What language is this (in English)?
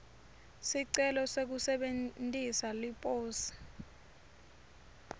Swati